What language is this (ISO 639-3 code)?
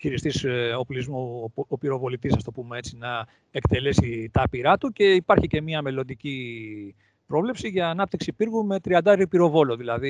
ell